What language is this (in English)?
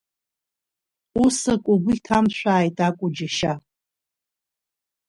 Abkhazian